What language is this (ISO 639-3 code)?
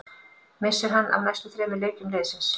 isl